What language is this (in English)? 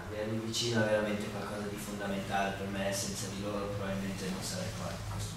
Italian